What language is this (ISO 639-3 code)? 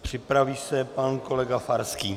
ces